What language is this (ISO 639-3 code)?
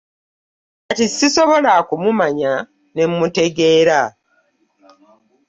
lug